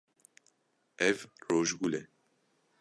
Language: Kurdish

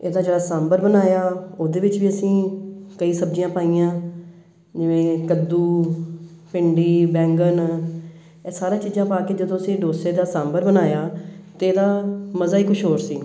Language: Punjabi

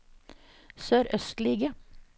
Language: Norwegian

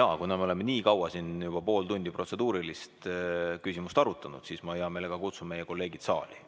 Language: Estonian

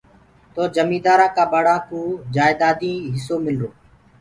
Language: Gurgula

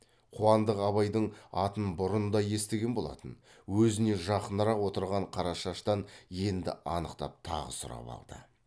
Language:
Kazakh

